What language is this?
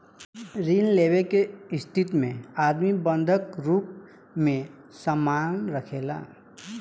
Bhojpuri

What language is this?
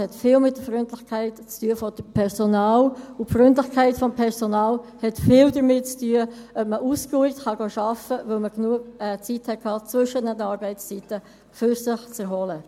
Swiss German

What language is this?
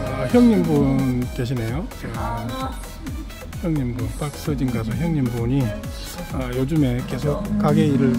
Korean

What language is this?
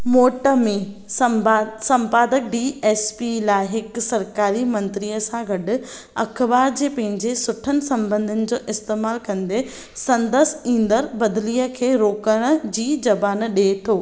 Sindhi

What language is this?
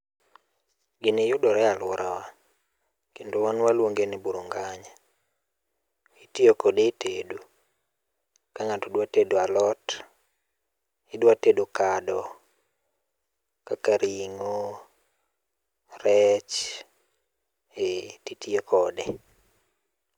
Luo (Kenya and Tanzania)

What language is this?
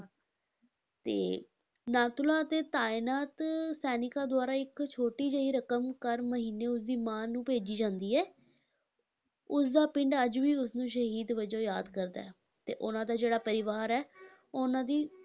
Punjabi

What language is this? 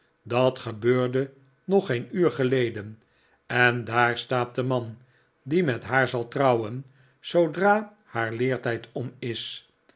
Dutch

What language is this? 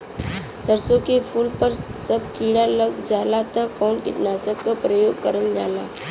Bhojpuri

